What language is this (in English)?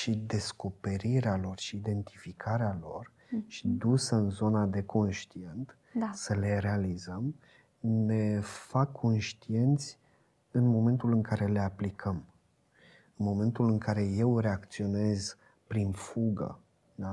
Romanian